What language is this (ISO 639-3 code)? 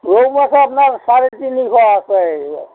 asm